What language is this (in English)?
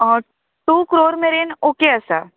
Konkani